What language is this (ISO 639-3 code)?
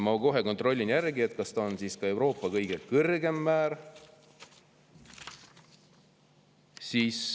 est